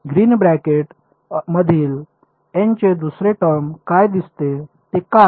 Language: Marathi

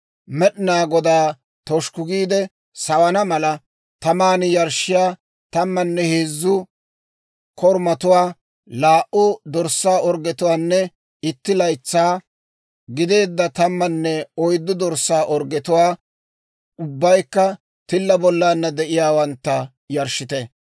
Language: Dawro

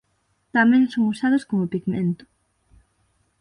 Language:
Galician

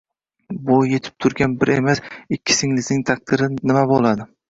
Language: Uzbek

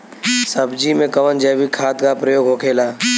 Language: Bhojpuri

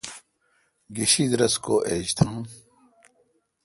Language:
Kalkoti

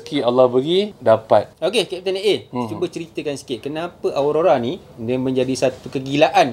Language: Malay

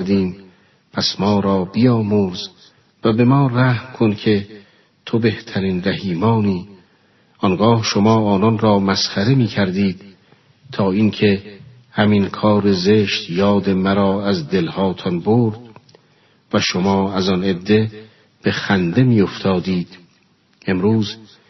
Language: Persian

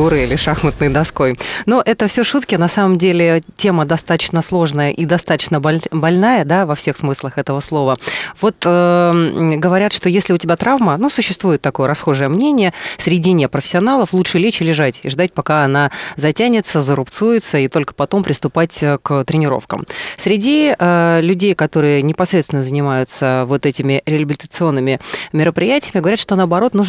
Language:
Russian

